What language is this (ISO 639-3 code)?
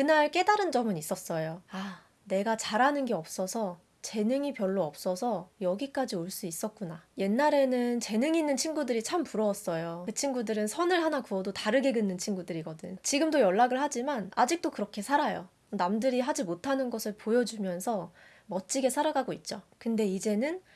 kor